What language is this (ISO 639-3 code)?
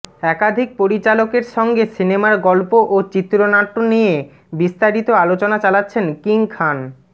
ben